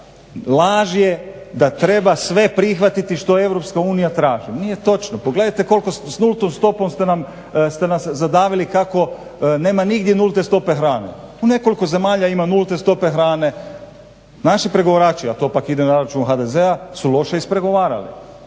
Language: Croatian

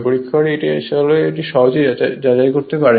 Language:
Bangla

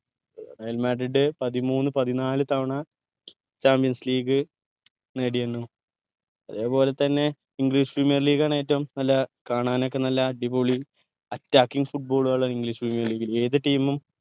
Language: Malayalam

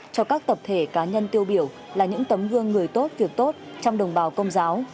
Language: Vietnamese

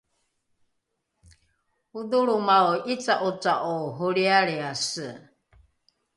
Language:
Rukai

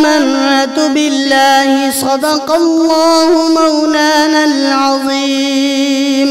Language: Arabic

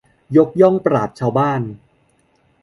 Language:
Thai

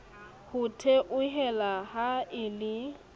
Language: Southern Sotho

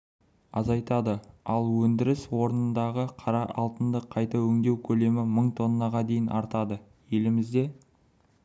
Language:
Kazakh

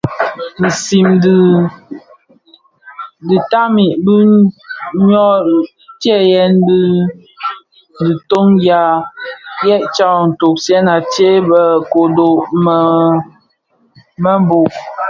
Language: Bafia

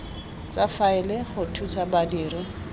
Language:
Tswana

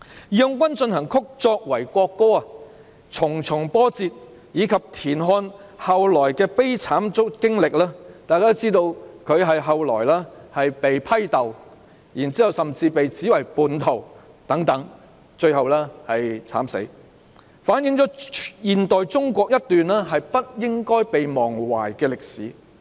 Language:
Cantonese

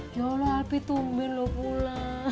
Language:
Indonesian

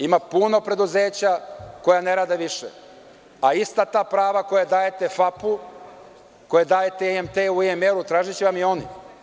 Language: Serbian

